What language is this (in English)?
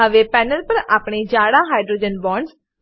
Gujarati